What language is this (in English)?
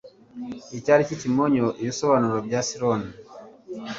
Kinyarwanda